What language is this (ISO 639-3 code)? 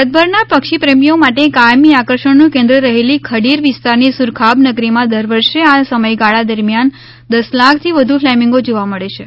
guj